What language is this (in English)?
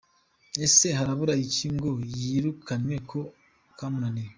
Kinyarwanda